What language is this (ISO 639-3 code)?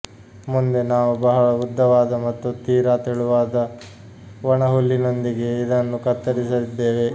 kan